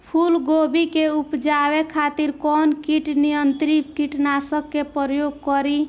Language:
Bhojpuri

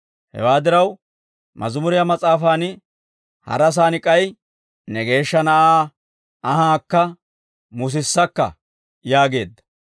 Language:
Dawro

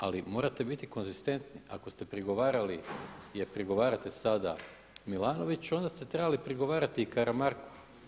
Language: Croatian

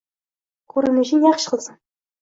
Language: Uzbek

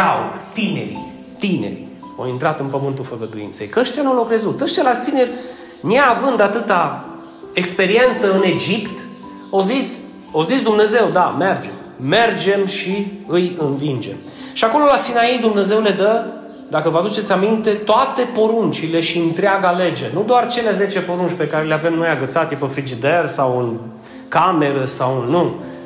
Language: Romanian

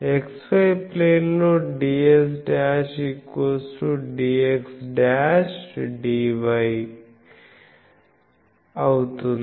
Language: Telugu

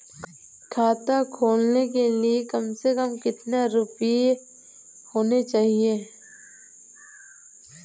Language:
Hindi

